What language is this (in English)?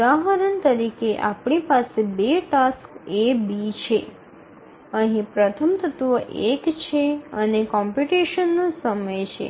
Gujarati